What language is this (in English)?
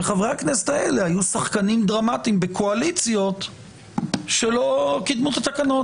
Hebrew